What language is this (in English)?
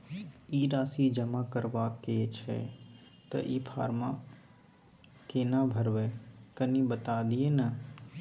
Maithili